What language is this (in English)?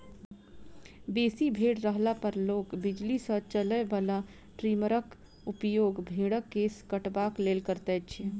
Maithili